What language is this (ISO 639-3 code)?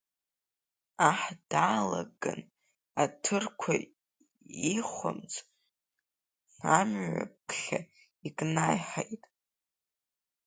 abk